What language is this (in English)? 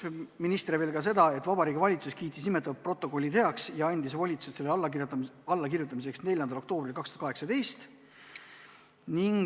Estonian